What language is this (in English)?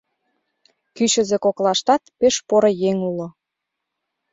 Mari